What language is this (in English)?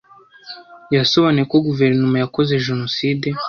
Kinyarwanda